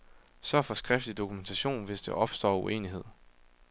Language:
Danish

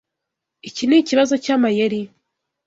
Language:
Kinyarwanda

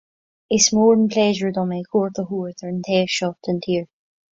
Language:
Irish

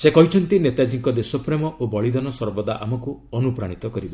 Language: Odia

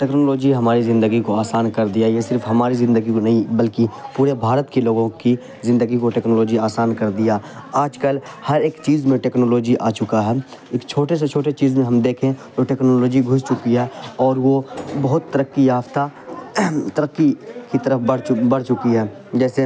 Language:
Urdu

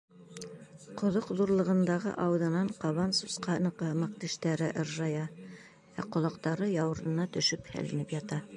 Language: Bashkir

